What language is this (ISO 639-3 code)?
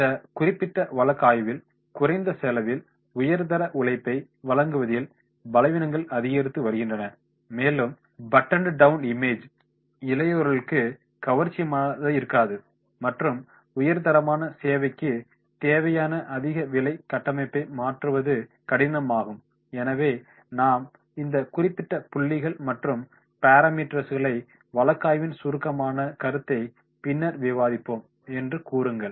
tam